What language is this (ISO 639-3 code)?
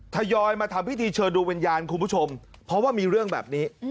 tha